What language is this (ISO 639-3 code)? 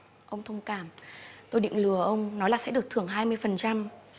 vie